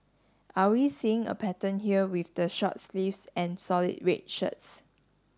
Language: English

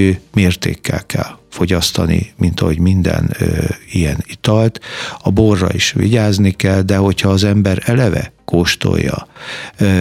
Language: Hungarian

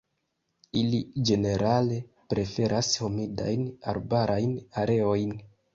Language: Esperanto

